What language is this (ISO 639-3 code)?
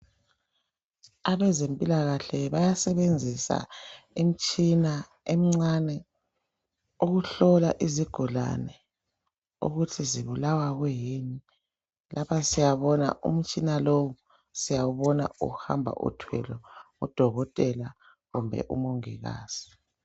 nde